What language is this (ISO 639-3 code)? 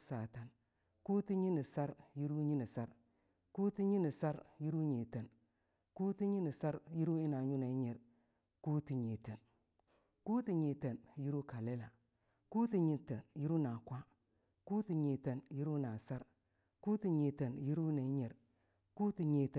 lnu